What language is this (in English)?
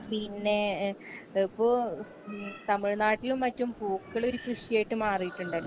Malayalam